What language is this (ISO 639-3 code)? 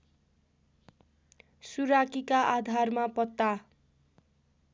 nep